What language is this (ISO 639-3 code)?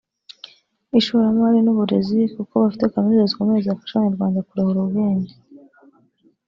kin